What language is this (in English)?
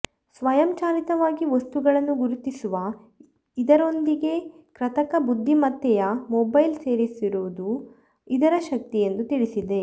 Kannada